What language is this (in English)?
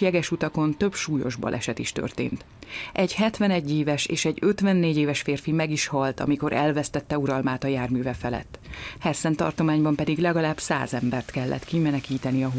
Hungarian